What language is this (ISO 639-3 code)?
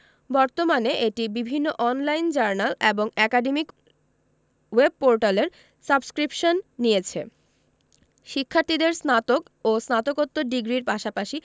ben